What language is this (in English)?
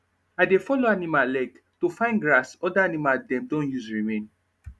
Nigerian Pidgin